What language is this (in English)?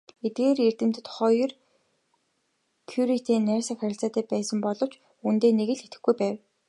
Mongolian